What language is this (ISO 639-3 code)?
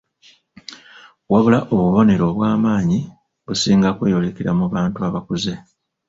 lug